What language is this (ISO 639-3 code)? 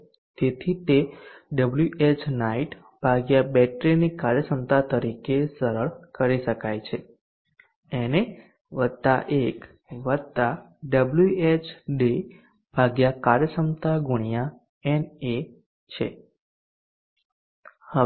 guj